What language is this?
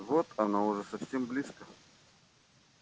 Russian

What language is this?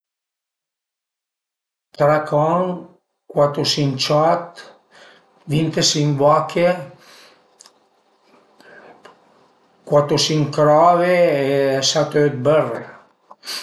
Piedmontese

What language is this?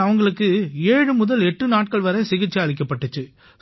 Tamil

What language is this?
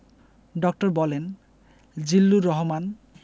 Bangla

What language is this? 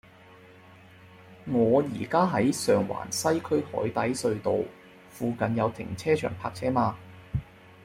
Cantonese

